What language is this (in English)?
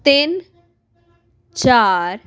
Punjabi